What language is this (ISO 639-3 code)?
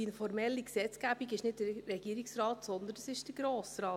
gsw